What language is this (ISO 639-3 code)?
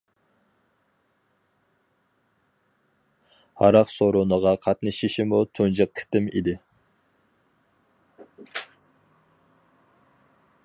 uig